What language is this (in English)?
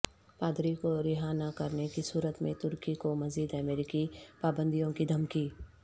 Urdu